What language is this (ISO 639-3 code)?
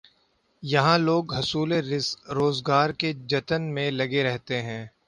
urd